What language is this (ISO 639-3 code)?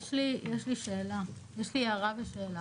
heb